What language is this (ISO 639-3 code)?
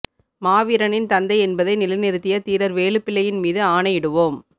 tam